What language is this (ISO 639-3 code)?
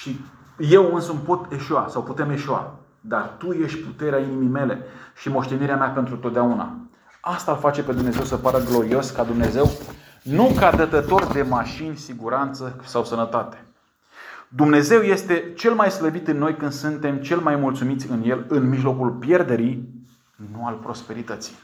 ron